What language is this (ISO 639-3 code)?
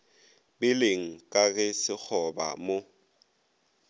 nso